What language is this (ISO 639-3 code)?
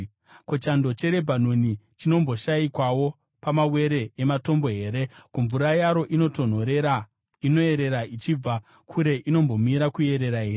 sna